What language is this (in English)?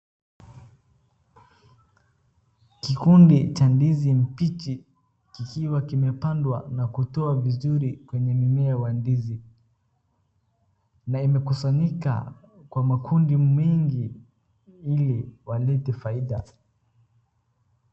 Swahili